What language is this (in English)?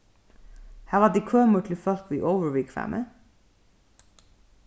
Faroese